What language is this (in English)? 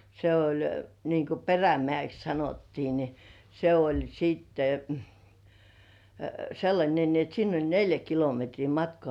Finnish